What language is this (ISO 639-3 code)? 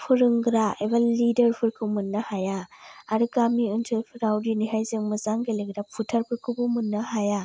brx